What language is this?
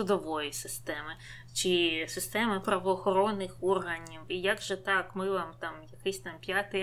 Ukrainian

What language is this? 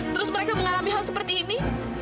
Indonesian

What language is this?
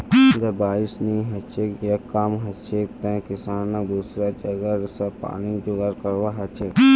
Magahi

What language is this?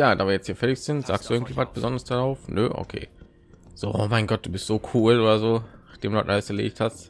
German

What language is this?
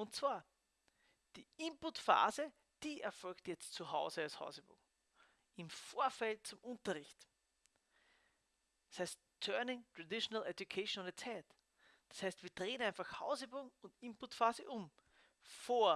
German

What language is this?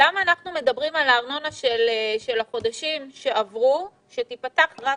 Hebrew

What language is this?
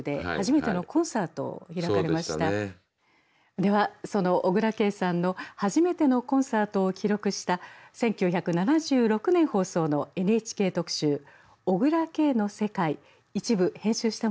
Japanese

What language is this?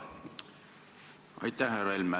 Estonian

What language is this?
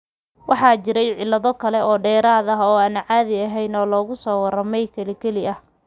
Somali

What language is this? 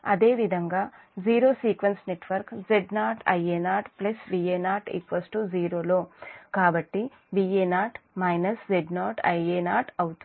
Telugu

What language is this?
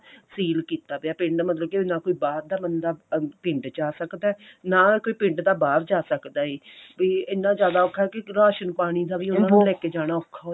Punjabi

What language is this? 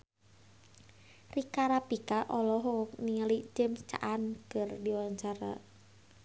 Sundanese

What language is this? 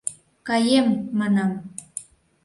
Mari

